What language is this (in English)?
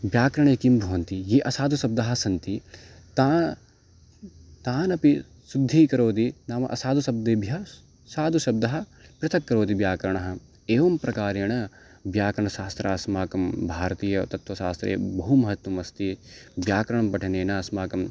Sanskrit